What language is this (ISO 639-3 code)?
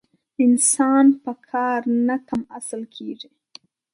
pus